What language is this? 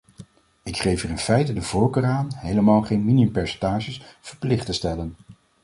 Dutch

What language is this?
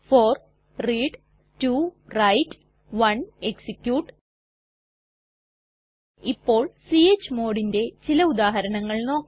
Malayalam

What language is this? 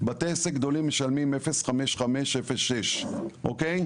Hebrew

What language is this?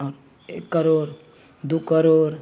Maithili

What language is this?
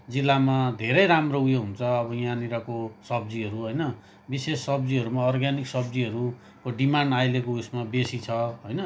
Nepali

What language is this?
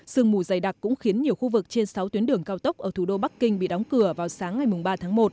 Vietnamese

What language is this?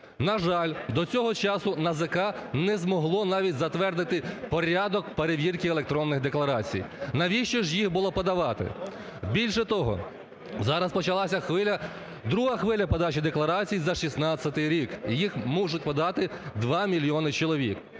Ukrainian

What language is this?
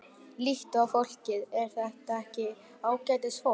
Icelandic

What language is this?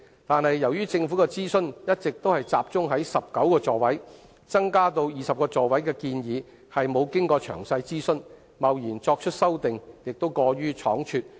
Cantonese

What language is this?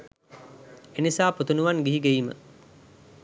Sinhala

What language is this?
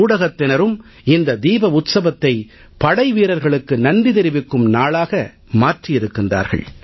Tamil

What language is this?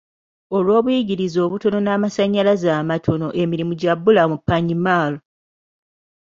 Ganda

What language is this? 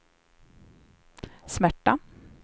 Swedish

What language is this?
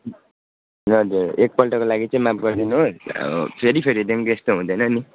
Nepali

